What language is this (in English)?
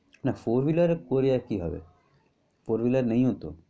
Bangla